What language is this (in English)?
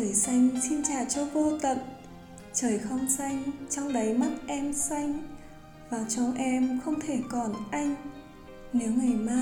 Vietnamese